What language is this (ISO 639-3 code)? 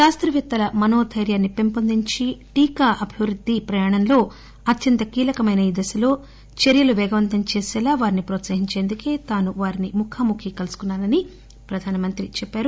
tel